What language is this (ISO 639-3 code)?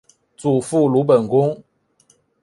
zho